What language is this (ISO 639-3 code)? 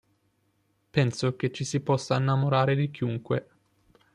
ita